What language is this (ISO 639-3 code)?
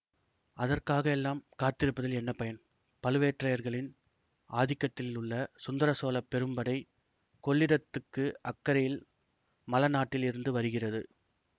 tam